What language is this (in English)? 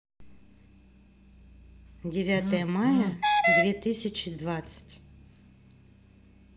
Russian